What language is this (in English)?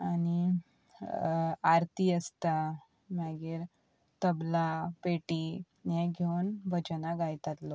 Konkani